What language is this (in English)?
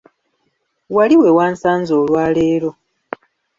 Ganda